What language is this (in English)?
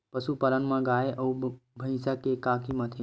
Chhattisgarhi